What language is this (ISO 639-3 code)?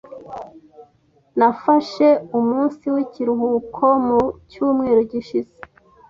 kin